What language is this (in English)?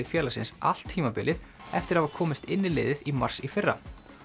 Icelandic